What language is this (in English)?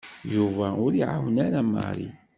Kabyle